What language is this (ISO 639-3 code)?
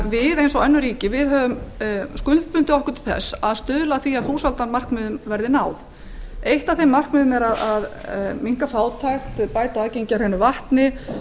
isl